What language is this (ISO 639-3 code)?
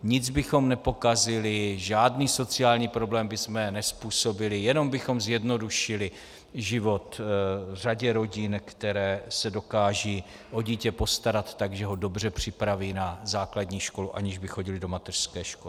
ces